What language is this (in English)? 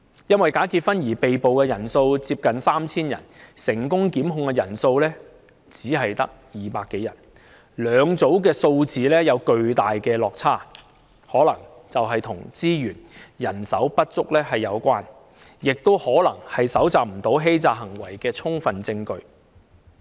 Cantonese